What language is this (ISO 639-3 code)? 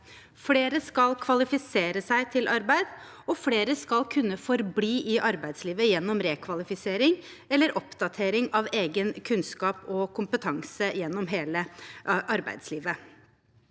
nor